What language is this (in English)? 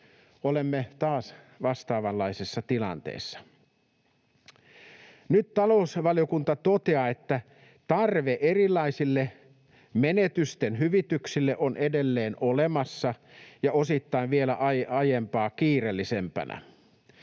Finnish